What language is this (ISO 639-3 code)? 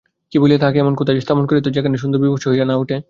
ben